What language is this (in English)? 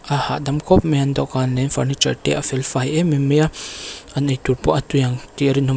Mizo